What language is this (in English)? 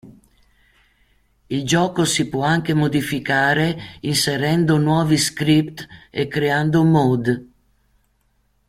Italian